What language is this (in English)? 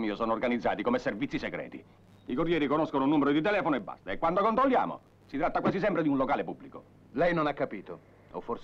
Italian